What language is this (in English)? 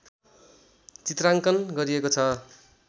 Nepali